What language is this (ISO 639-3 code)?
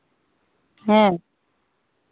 sat